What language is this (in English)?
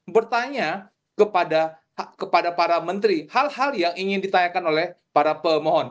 Indonesian